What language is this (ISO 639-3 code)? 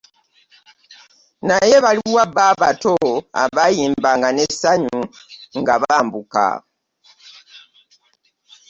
lug